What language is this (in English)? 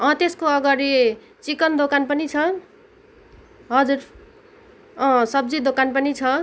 Nepali